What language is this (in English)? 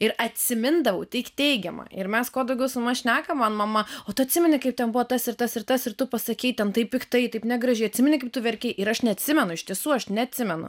Lithuanian